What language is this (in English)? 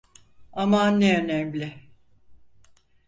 Turkish